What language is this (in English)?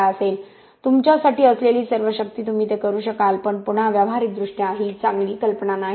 Marathi